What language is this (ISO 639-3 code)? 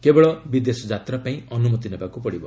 ori